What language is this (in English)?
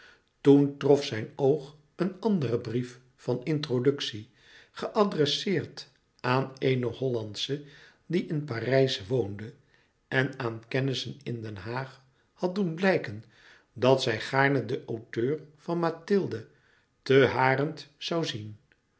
Dutch